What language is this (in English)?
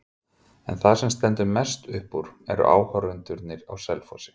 Icelandic